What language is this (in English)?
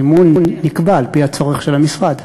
Hebrew